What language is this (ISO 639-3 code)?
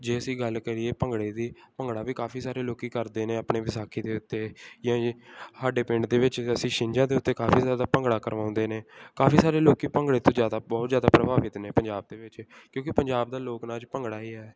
pan